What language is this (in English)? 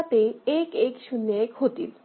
Marathi